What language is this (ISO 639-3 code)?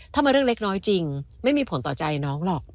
tha